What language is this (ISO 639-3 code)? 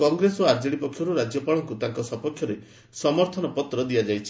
ori